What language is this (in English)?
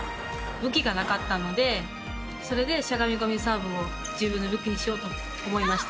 Japanese